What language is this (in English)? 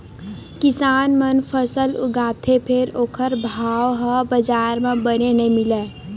Chhattisgarhi